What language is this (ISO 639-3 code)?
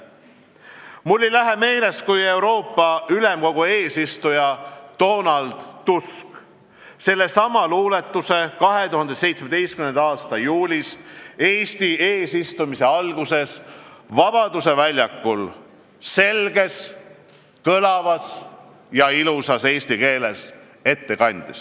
est